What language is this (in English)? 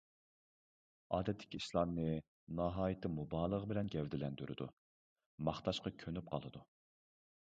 Uyghur